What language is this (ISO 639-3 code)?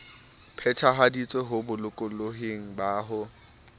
sot